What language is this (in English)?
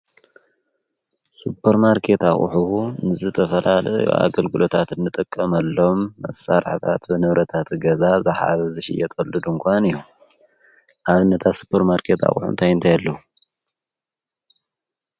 Tigrinya